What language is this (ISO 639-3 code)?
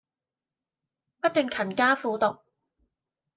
yue